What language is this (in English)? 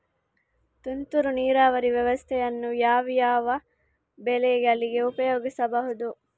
Kannada